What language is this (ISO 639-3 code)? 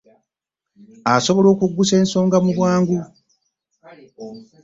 lug